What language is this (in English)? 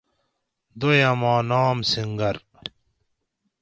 Gawri